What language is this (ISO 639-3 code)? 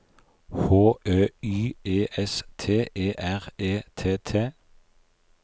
nor